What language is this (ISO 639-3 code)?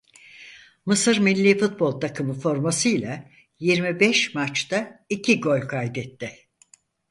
tur